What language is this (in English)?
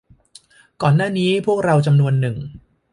Thai